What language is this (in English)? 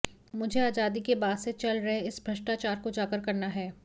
Hindi